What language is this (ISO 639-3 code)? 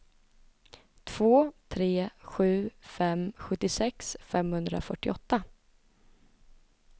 swe